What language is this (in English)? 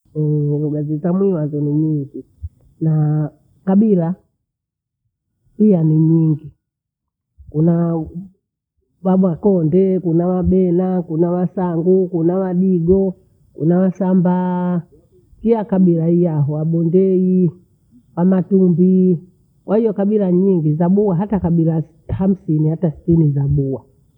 Bondei